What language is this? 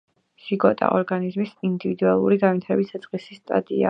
Georgian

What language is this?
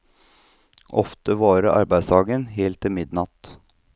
Norwegian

